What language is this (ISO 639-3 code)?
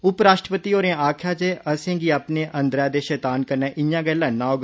doi